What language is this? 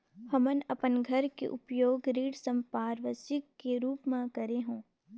Chhattisgarhi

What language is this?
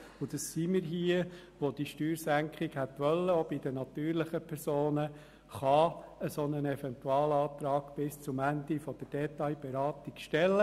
Swiss German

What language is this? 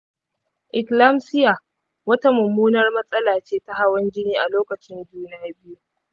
Hausa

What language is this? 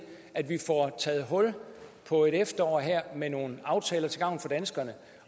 Danish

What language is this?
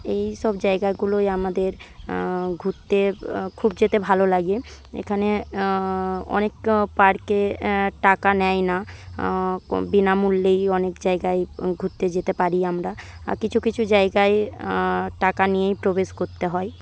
Bangla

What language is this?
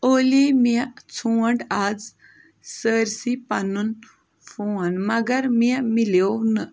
Kashmiri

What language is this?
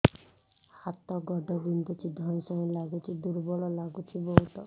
Odia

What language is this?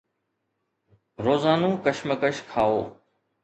Sindhi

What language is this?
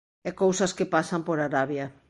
Galician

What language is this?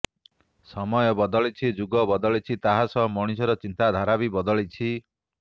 Odia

